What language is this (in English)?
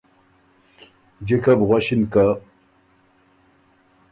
Ormuri